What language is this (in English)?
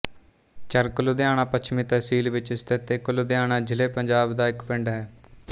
Punjabi